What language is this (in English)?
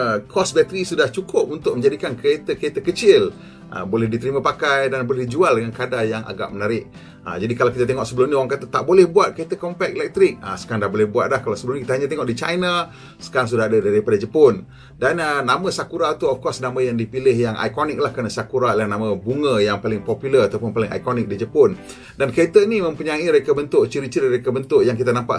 Malay